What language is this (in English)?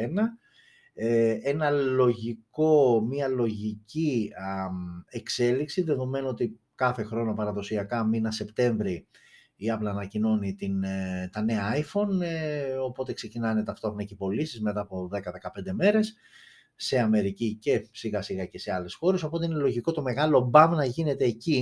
Greek